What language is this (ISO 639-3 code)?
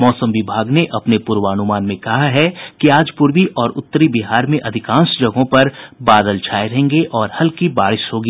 hin